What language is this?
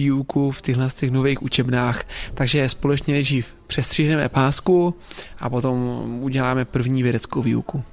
Czech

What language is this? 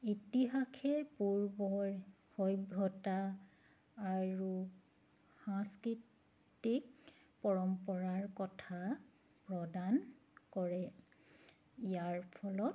Assamese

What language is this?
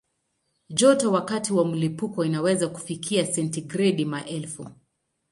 Swahili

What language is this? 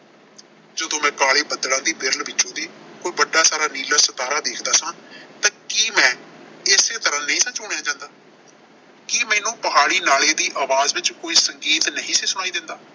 Punjabi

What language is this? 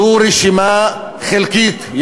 Hebrew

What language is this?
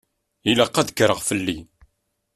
Kabyle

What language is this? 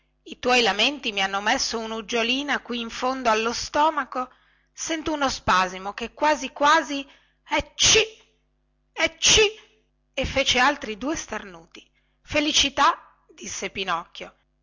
Italian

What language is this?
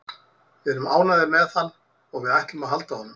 Icelandic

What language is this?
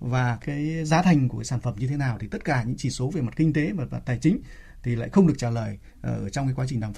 Vietnamese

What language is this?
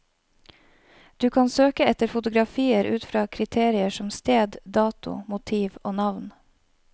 Norwegian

